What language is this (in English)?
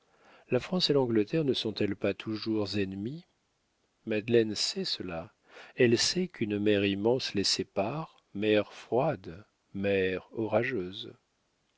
French